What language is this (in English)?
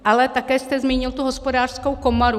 Czech